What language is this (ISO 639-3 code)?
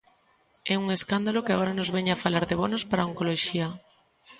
glg